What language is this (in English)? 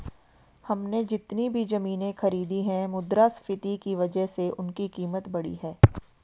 Hindi